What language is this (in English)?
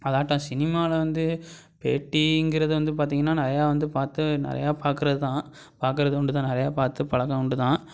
Tamil